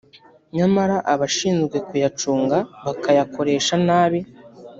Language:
Kinyarwanda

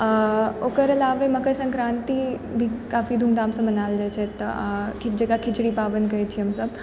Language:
Maithili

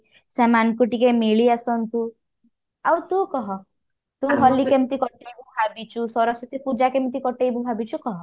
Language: Odia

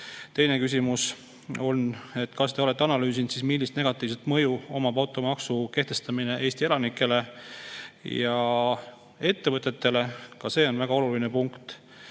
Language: Estonian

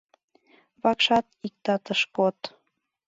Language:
Mari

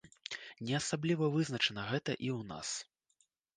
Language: Belarusian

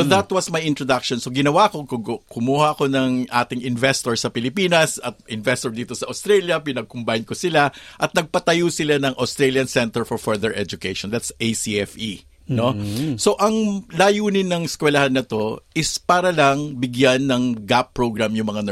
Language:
Filipino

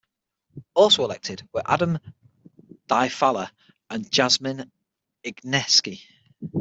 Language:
English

